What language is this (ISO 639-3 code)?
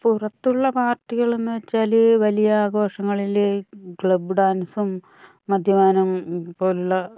mal